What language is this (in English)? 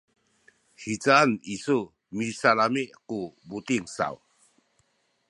Sakizaya